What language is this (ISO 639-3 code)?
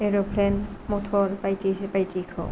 brx